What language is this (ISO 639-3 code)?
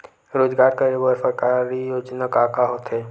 hne